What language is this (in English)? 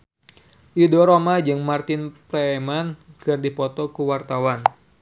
Sundanese